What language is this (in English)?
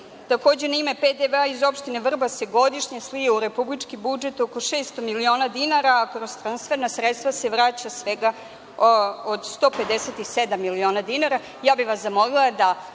Serbian